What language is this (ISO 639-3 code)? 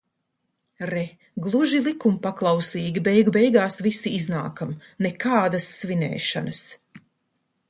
lav